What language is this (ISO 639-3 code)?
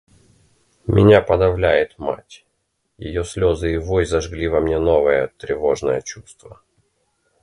rus